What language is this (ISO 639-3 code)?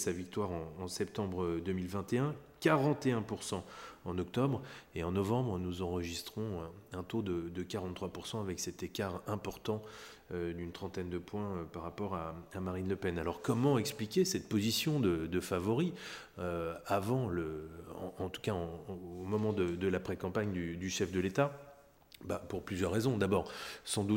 fra